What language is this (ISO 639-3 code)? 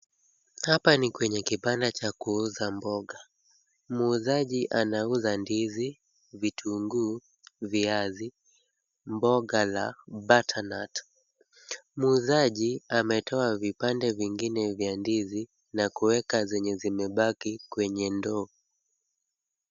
swa